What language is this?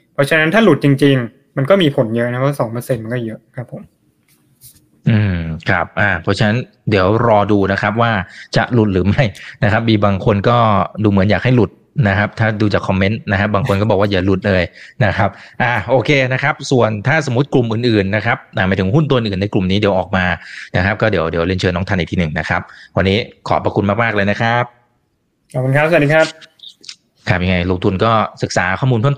Thai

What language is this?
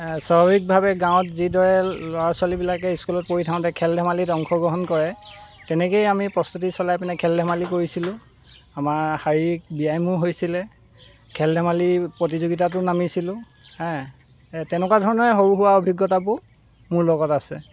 Assamese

